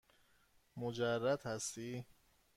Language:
Persian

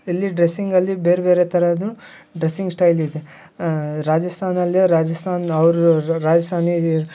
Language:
Kannada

